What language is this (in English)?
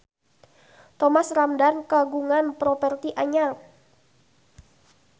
Sundanese